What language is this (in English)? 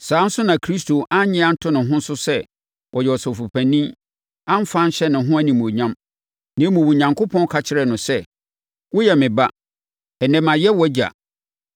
Akan